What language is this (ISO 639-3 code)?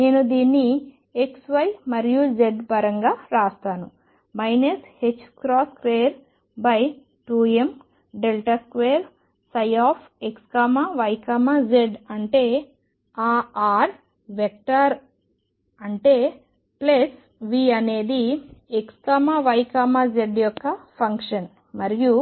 tel